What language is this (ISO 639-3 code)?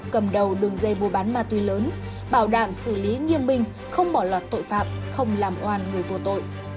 vie